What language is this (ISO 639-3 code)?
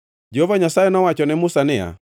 luo